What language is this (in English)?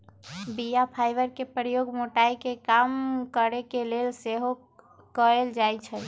Magahi